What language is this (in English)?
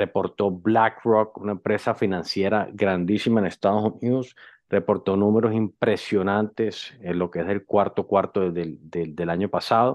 Spanish